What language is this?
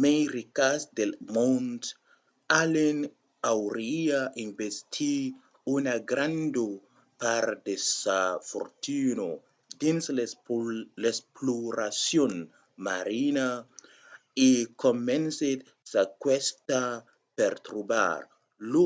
Occitan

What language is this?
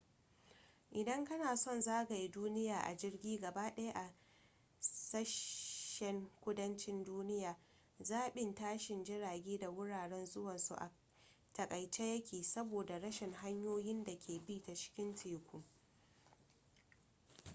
Hausa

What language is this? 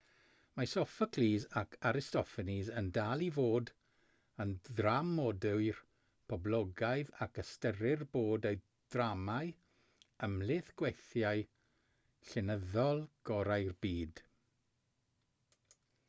Welsh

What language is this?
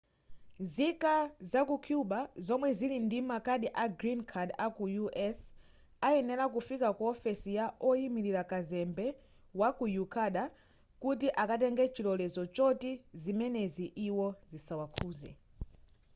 Nyanja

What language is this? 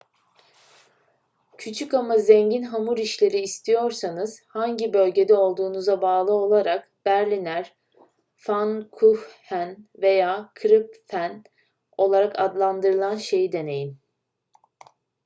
Turkish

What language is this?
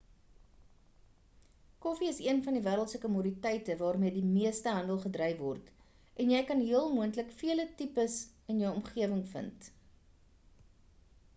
Afrikaans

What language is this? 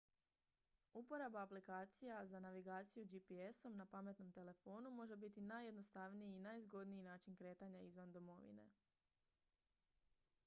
Croatian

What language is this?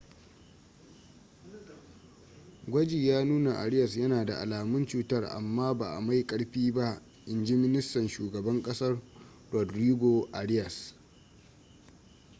Hausa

